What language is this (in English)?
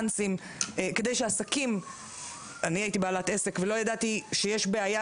Hebrew